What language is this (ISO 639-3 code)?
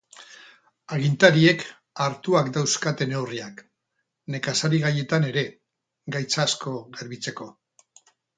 eus